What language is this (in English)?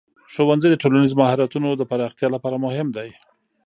Pashto